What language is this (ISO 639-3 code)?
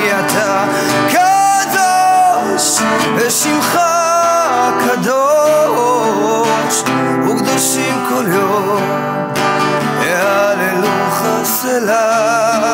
heb